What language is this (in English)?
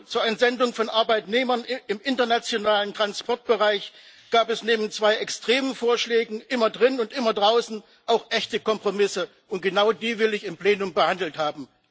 German